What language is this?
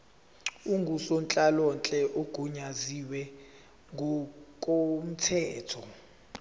Zulu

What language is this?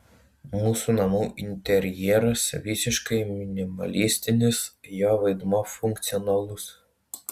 Lithuanian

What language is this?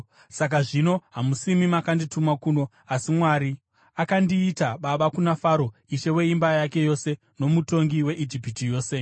Shona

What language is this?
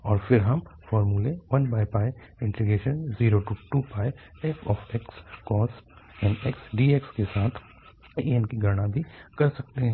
Hindi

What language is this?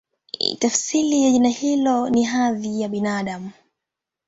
Swahili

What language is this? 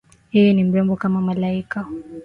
Swahili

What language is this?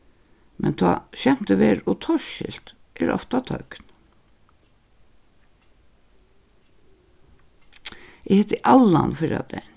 Faroese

